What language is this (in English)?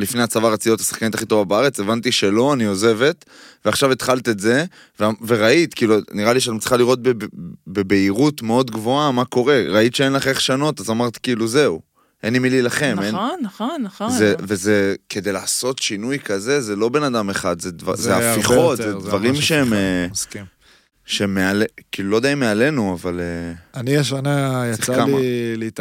Hebrew